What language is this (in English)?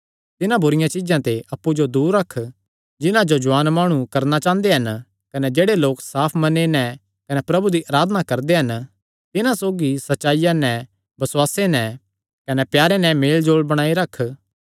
Kangri